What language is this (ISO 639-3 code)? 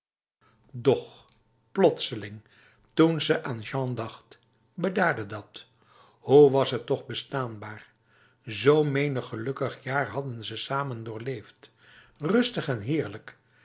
nld